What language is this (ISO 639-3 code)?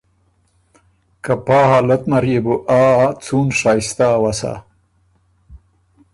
oru